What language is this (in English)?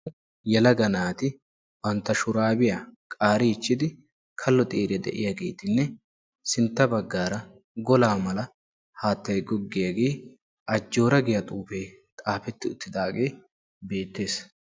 Wolaytta